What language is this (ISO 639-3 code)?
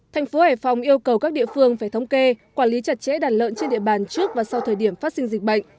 vie